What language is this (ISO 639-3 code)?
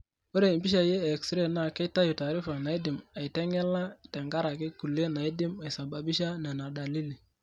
mas